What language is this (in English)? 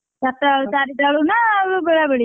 Odia